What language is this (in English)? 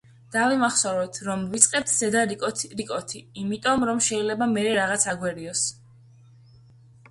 Georgian